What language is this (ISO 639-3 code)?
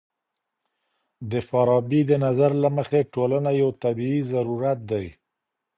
pus